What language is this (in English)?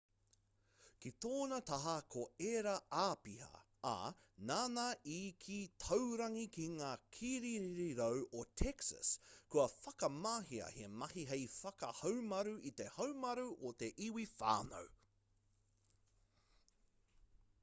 Māori